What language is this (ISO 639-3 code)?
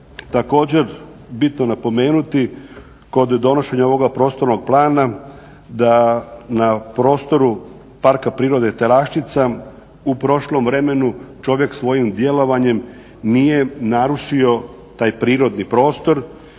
hrv